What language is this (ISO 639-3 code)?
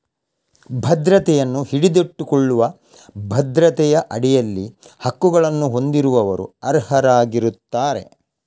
kan